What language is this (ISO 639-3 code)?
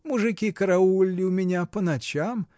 rus